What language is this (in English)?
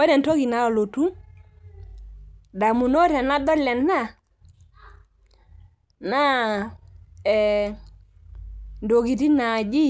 Masai